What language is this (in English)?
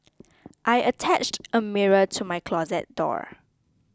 English